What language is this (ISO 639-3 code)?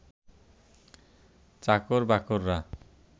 ben